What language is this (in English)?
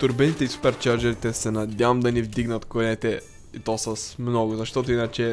Bulgarian